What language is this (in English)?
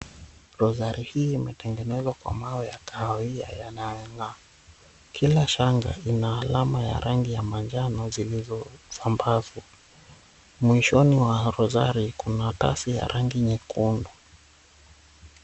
Swahili